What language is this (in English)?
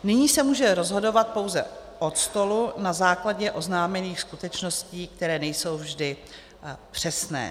Czech